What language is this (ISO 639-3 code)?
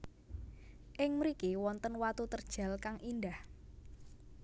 jav